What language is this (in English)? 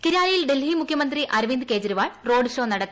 Malayalam